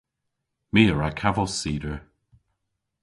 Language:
Cornish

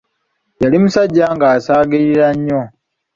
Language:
Ganda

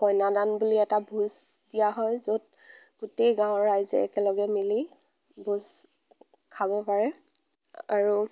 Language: Assamese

